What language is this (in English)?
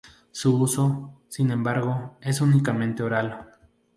Spanish